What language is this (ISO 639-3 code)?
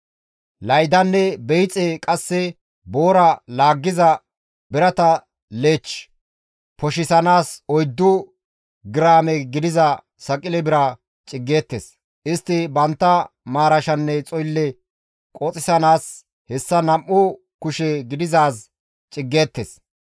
gmv